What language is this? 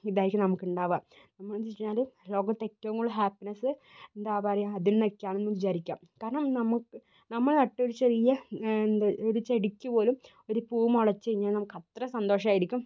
Malayalam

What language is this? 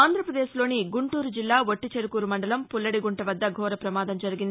Telugu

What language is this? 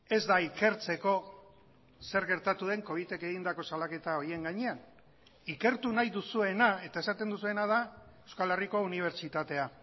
Basque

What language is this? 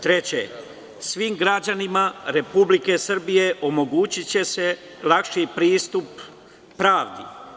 Serbian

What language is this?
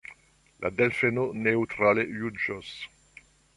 Esperanto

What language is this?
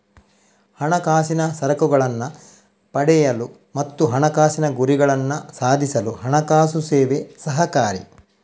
Kannada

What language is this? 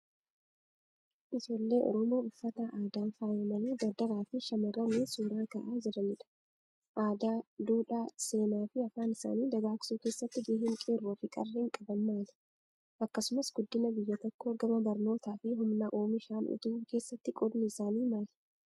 Oromo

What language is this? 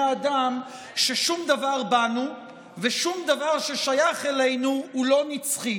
Hebrew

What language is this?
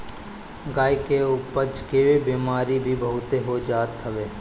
Bhojpuri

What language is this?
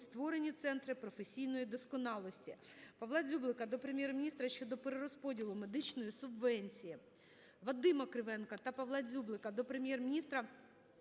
Ukrainian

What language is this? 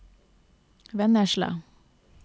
Norwegian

